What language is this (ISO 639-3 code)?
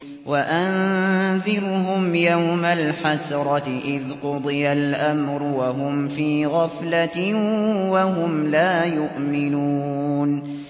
ara